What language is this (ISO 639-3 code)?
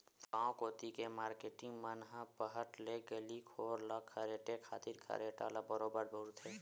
hne